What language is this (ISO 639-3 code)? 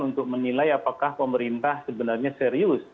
ind